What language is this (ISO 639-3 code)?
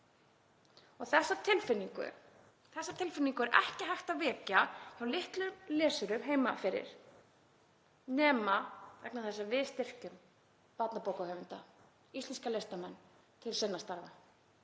isl